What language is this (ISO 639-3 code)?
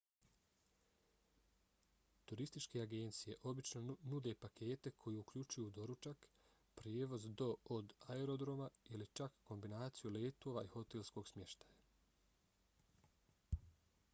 bos